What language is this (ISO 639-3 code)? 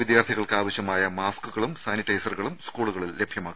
mal